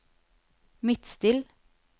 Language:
Norwegian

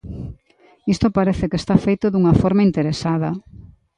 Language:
Galician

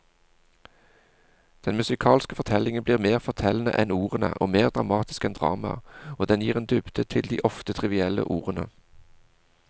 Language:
Norwegian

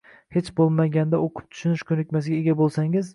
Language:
Uzbek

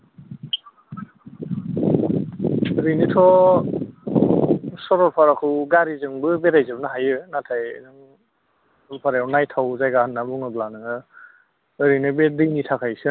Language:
Bodo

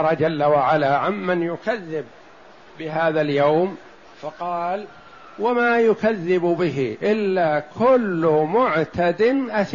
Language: Arabic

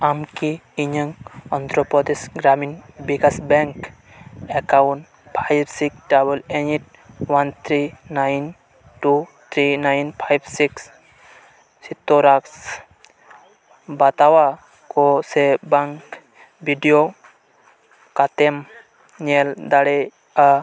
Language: Santali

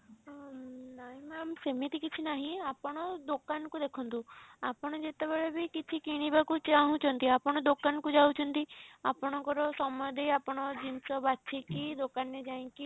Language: Odia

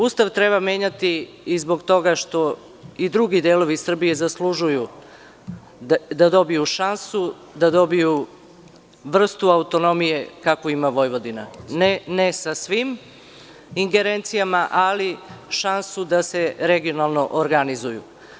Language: Serbian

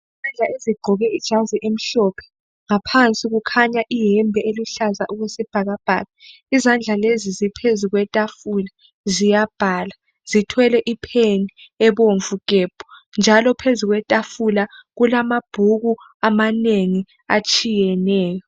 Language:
North Ndebele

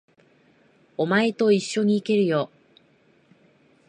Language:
Japanese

